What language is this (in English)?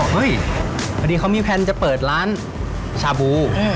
Thai